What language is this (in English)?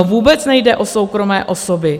Czech